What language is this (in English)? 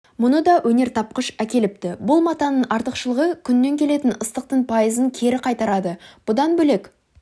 Kazakh